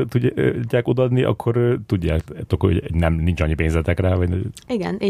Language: Hungarian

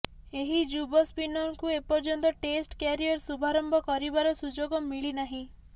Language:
Odia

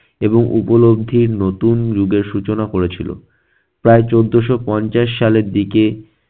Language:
Bangla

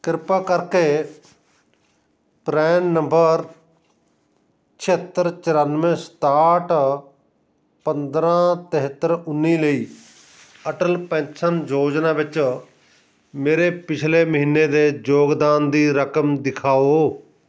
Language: Punjabi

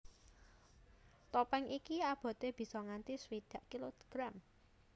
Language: Javanese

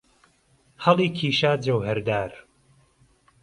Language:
Central Kurdish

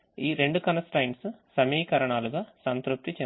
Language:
Telugu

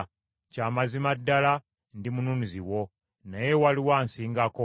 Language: Ganda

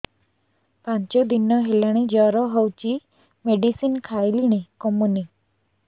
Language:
Odia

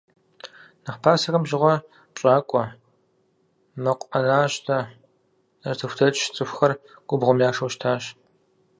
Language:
Kabardian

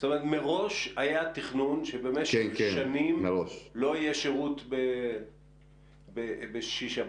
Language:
Hebrew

